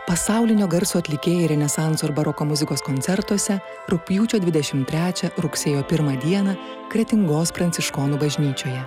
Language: Lithuanian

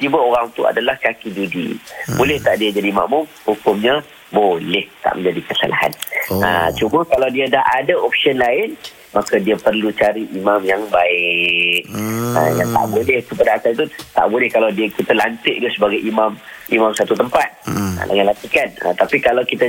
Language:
Malay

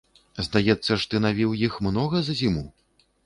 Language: Belarusian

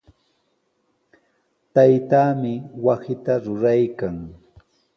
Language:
Sihuas Ancash Quechua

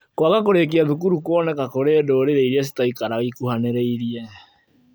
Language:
Kikuyu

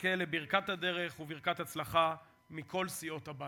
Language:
Hebrew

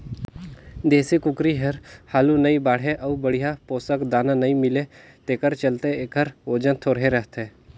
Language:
Chhattisgarhi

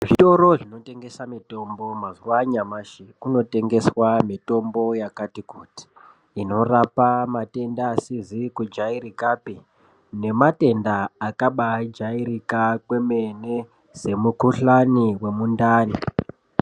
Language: Ndau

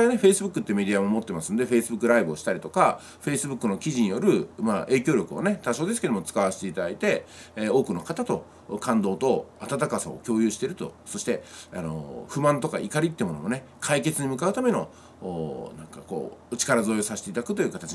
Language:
Japanese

